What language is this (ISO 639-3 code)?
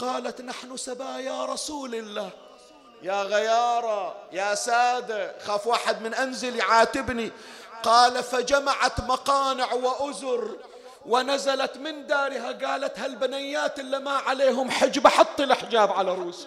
ara